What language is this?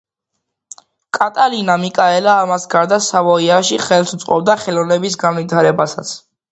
Georgian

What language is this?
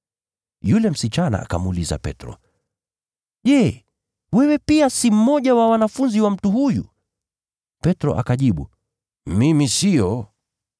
Swahili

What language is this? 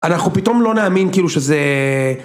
Hebrew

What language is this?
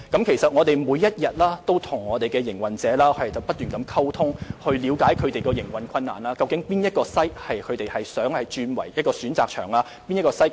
Cantonese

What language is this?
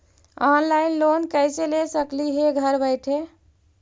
Magahi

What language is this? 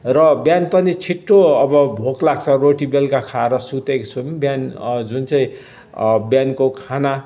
Nepali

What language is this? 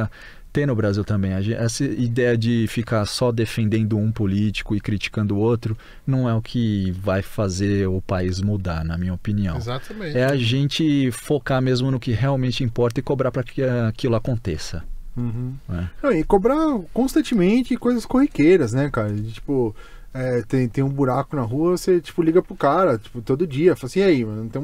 Portuguese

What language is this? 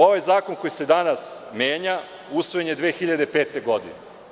Serbian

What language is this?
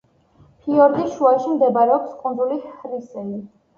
Georgian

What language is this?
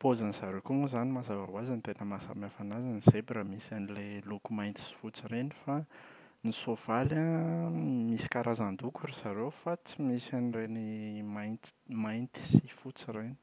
Malagasy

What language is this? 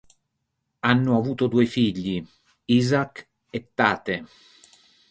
Italian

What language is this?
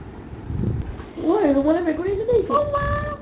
Assamese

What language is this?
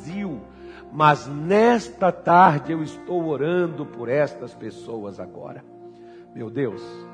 Portuguese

